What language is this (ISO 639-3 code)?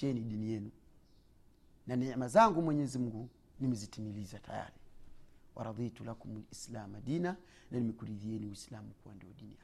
swa